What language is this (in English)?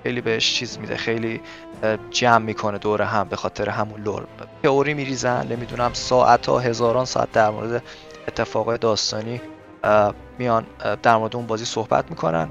Persian